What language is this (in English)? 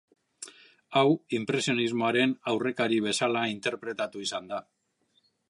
Basque